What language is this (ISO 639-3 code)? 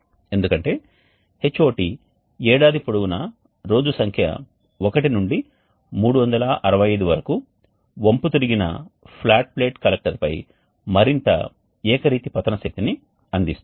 tel